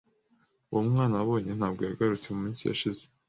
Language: Kinyarwanda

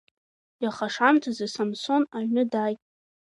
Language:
Abkhazian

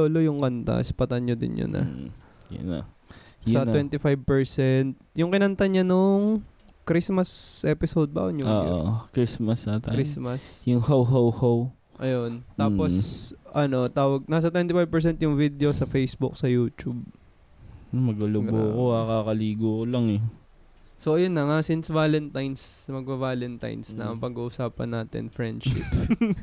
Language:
Filipino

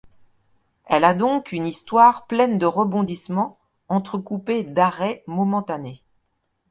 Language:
French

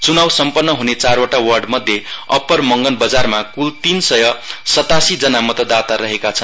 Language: Nepali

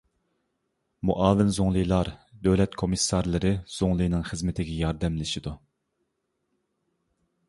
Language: Uyghur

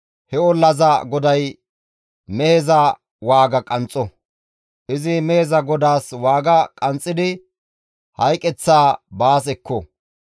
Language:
Gamo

